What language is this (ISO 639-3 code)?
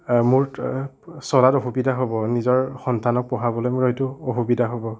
asm